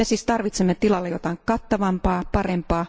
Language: Finnish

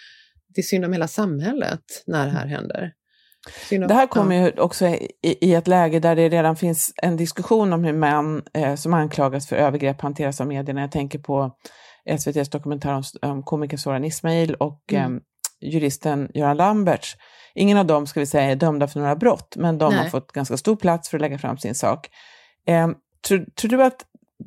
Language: Swedish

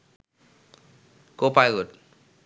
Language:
Bangla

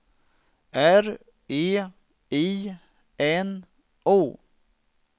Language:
Swedish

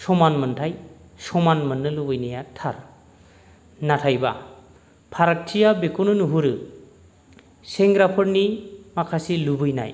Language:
Bodo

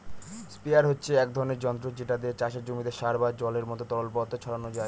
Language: Bangla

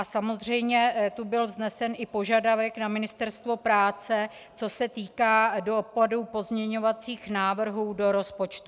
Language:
Czech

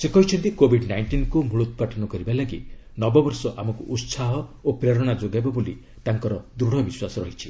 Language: Odia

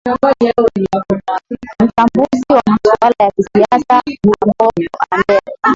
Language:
Swahili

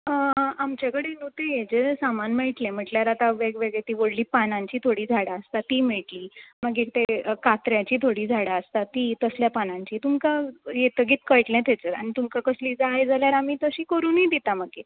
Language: Konkani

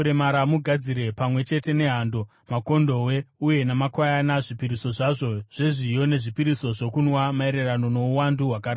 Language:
Shona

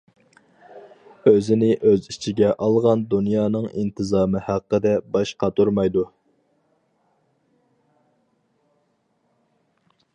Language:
Uyghur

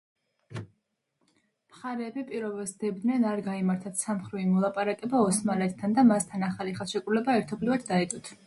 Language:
Georgian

